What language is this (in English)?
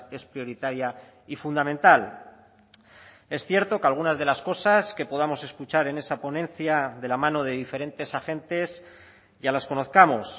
Spanish